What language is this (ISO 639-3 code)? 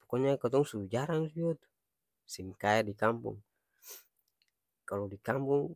abs